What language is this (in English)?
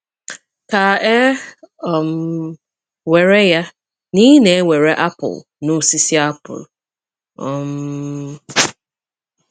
Igbo